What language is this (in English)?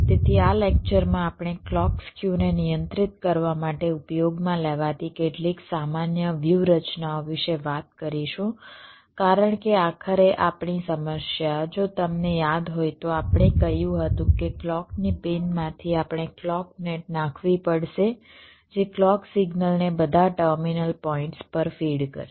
Gujarati